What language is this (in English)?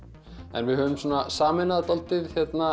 Icelandic